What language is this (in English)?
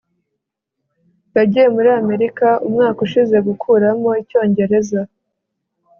Kinyarwanda